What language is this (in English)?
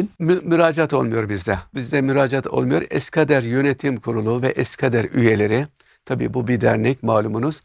Turkish